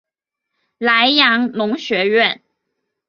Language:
Chinese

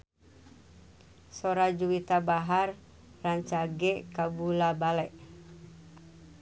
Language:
Sundanese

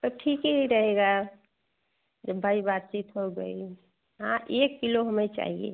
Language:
Hindi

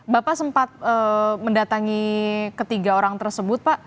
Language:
Indonesian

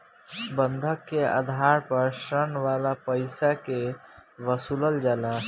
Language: Bhojpuri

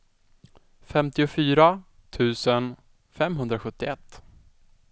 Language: Swedish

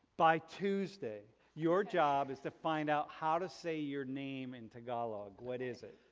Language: English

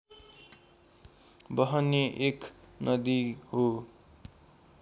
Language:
Nepali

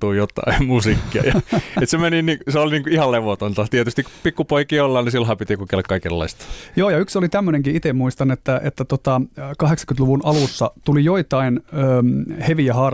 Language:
Finnish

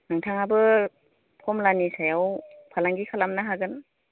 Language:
Bodo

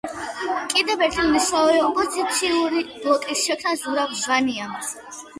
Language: Georgian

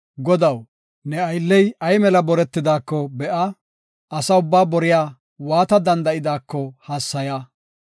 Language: Gofa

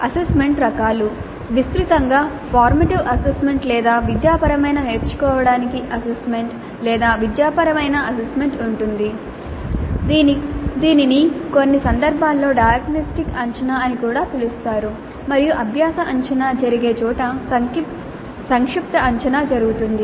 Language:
Telugu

